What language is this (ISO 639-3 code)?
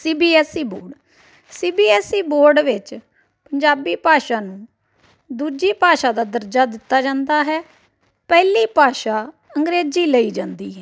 pan